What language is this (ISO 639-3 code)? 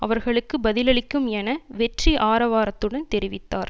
tam